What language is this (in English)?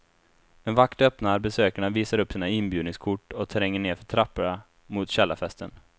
Swedish